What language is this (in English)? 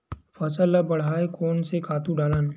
Chhattisgarhi